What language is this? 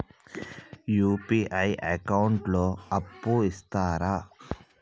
Telugu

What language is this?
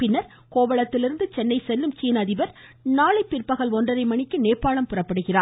Tamil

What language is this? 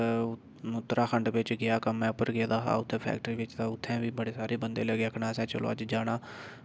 Dogri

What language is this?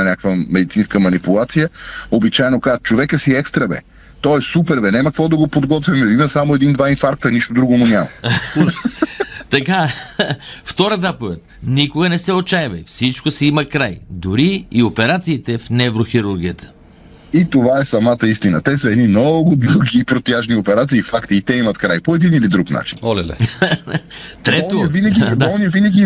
Bulgarian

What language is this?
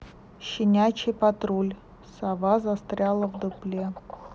Russian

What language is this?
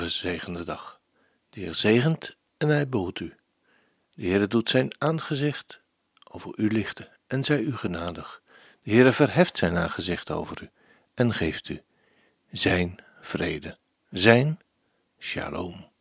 Dutch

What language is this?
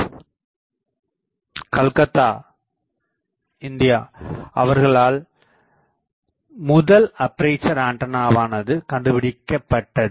Tamil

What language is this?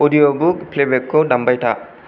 Bodo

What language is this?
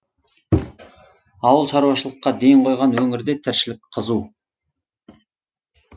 Kazakh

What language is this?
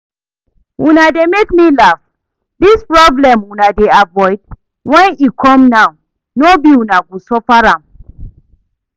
Nigerian Pidgin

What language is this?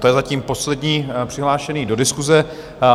Czech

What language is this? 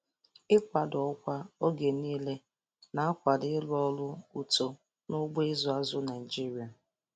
Igbo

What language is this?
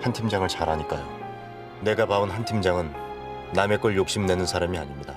Korean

